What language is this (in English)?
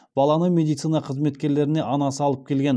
Kazakh